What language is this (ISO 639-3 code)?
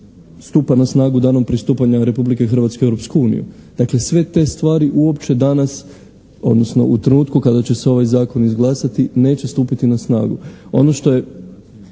hrv